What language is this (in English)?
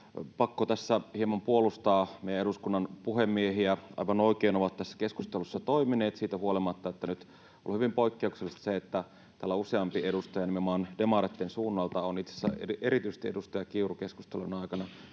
Finnish